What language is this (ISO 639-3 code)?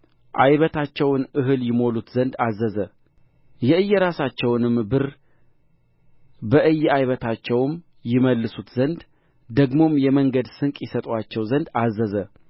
amh